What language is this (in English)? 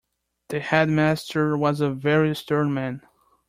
English